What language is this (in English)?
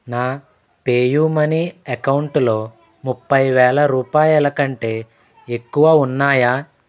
Telugu